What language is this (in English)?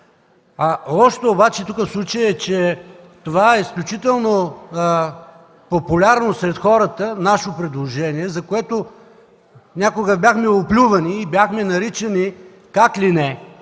Bulgarian